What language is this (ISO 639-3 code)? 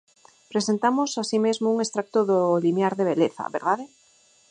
glg